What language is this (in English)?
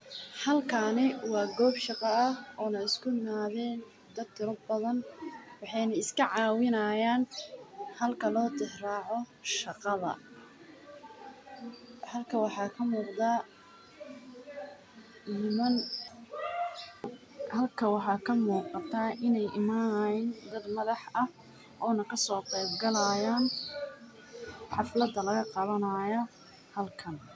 Somali